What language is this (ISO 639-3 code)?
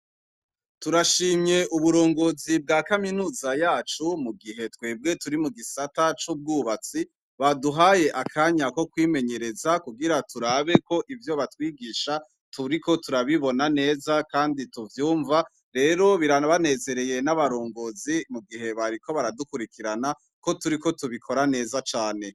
run